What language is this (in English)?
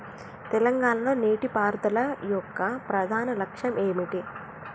Telugu